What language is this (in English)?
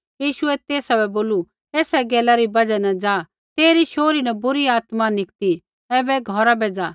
Kullu Pahari